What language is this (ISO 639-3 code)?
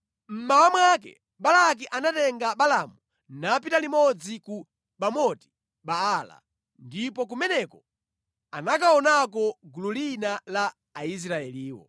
nya